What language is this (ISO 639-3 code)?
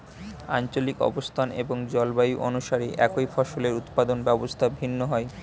ben